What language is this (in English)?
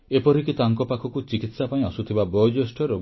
Odia